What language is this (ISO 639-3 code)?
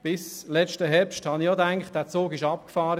gsw